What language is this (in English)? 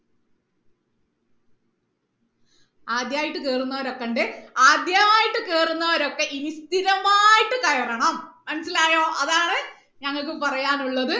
Malayalam